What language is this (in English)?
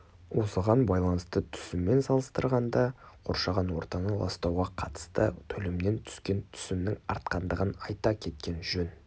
Kazakh